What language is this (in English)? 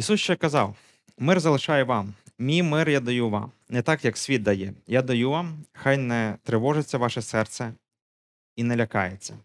Ukrainian